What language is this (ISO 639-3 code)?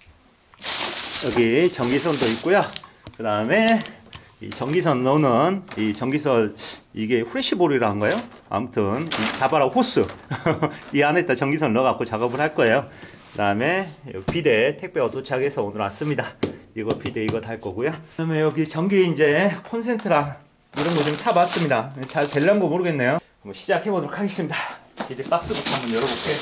kor